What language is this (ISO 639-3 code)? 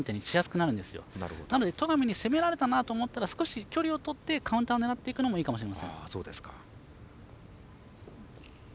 jpn